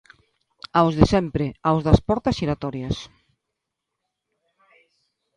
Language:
Galician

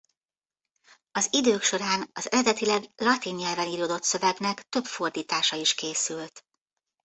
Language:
Hungarian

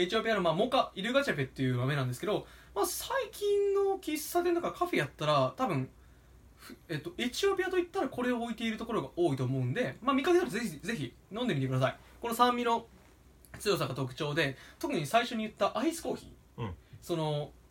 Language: Japanese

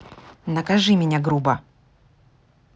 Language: Russian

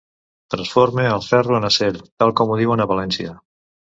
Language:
Catalan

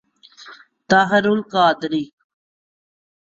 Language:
Urdu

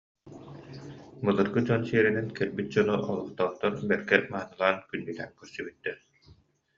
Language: Yakut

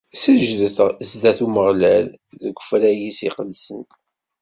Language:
Kabyle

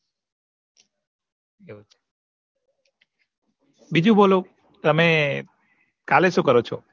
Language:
Gujarati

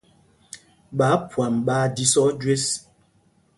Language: Mpumpong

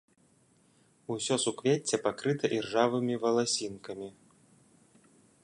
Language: Belarusian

